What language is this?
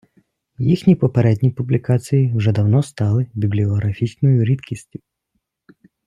Ukrainian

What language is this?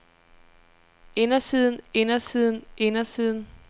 Danish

